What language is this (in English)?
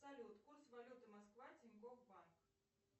Russian